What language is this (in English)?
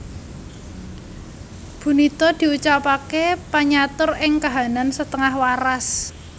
Javanese